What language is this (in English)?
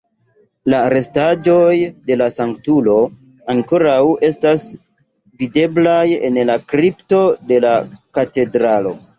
Esperanto